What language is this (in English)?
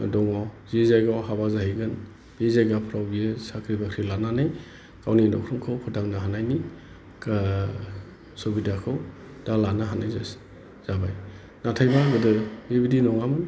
Bodo